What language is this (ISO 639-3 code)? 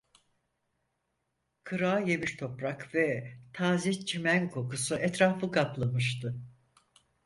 tur